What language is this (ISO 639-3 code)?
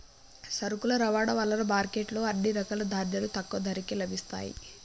tel